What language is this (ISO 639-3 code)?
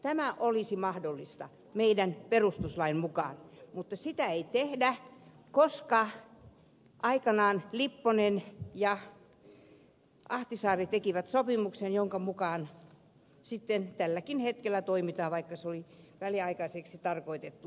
fin